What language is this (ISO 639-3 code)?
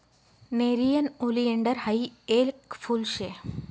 mar